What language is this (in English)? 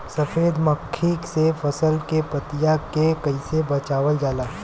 Bhojpuri